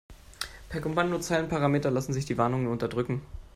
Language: German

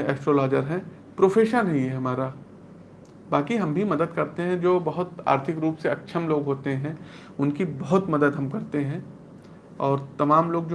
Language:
Hindi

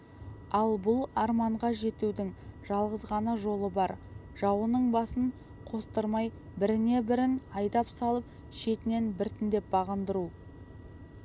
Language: Kazakh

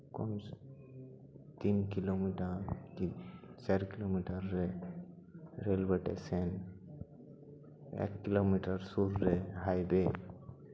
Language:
Santali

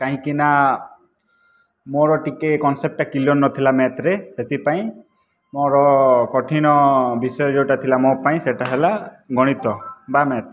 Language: Odia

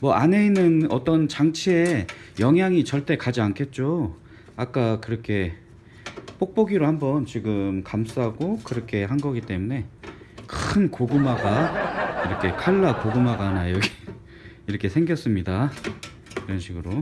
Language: Korean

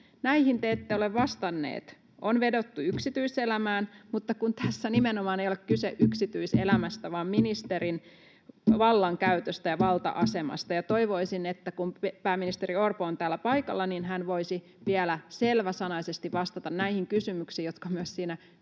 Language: Finnish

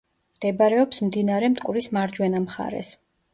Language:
Georgian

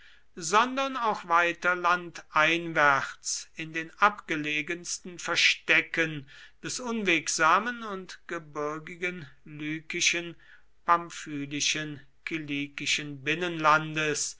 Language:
German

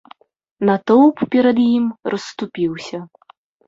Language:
Belarusian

